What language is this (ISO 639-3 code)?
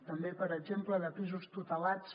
cat